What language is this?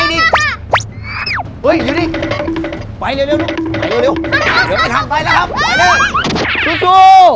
Thai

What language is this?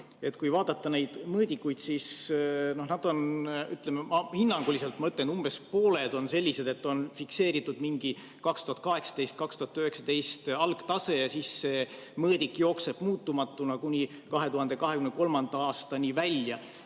Estonian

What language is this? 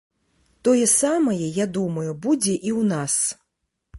Belarusian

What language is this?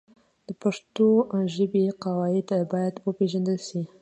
Pashto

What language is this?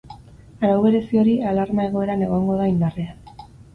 Basque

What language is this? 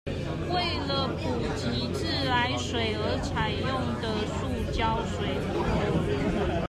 Chinese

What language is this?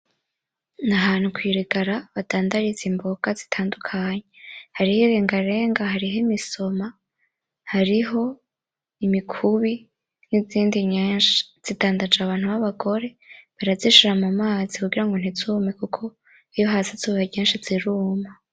Rundi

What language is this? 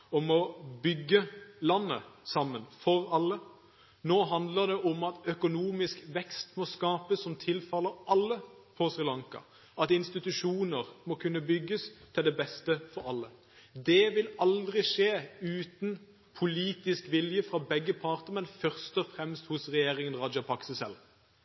Norwegian Bokmål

